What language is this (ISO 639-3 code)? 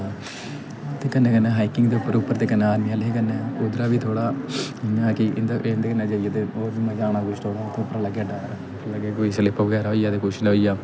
doi